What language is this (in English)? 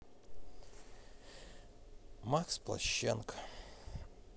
Russian